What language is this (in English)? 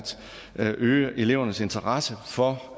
Danish